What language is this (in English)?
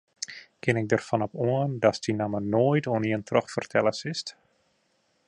Western Frisian